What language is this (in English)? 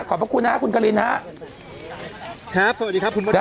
Thai